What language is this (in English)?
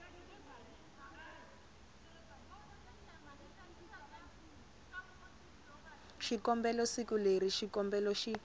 Tsonga